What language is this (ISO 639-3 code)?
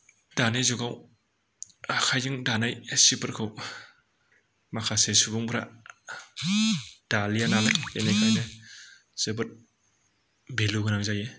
brx